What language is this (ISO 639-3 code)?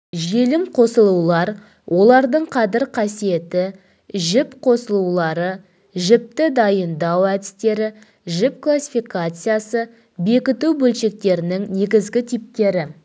kaz